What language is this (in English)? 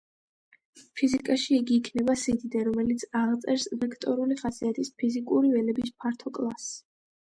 Georgian